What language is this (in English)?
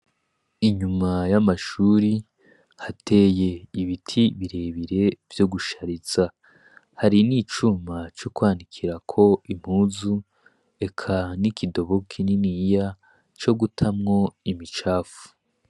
Rundi